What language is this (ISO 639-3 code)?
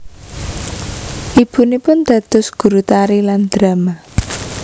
jav